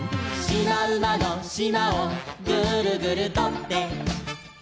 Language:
Japanese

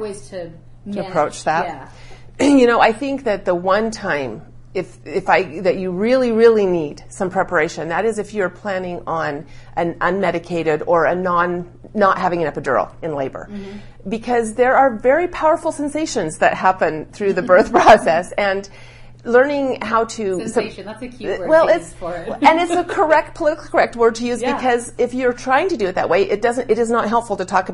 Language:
English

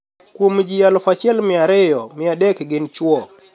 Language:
Luo (Kenya and Tanzania)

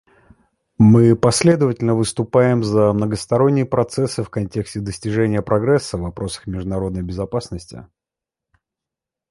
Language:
Russian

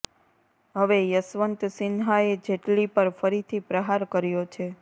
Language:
Gujarati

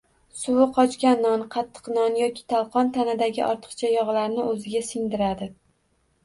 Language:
Uzbek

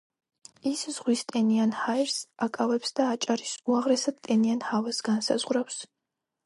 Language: Georgian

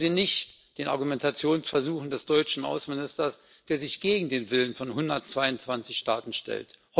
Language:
German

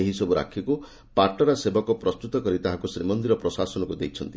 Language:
Odia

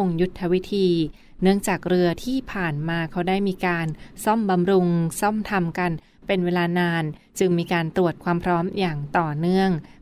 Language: Thai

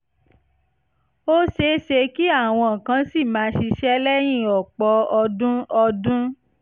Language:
Yoruba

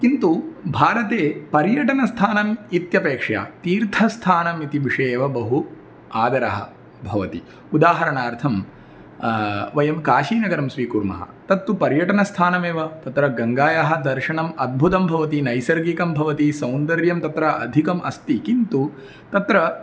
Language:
Sanskrit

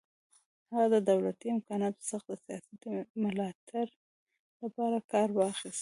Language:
Pashto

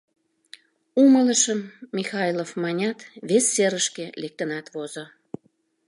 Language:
Mari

